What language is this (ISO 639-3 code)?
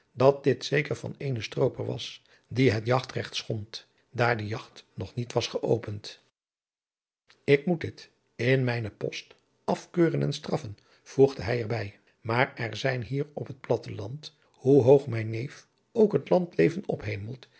nld